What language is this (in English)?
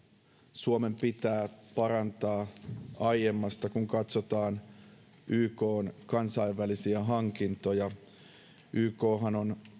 Finnish